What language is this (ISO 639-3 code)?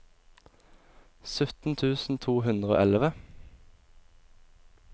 nor